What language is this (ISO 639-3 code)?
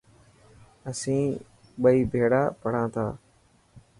mki